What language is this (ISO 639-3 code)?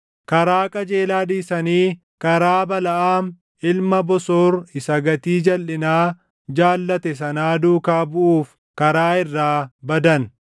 orm